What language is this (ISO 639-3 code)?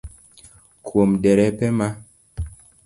luo